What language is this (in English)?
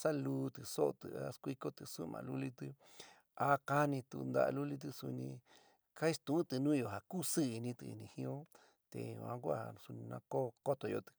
San Miguel El Grande Mixtec